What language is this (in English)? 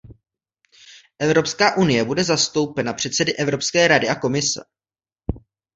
Czech